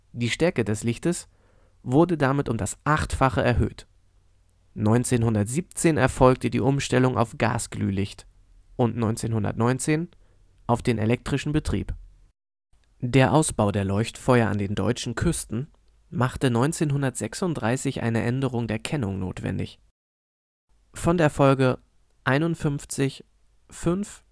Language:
German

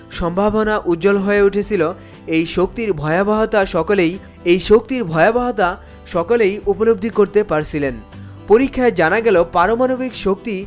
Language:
Bangla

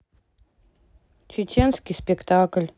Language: Russian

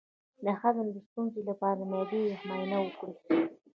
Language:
Pashto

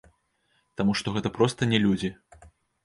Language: Belarusian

